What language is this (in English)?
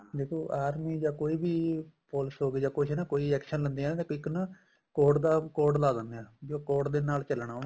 Punjabi